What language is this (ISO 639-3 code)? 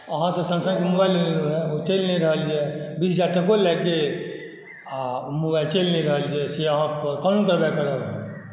mai